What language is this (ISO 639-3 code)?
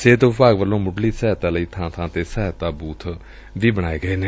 pan